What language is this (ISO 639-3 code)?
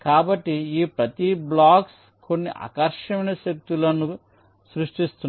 tel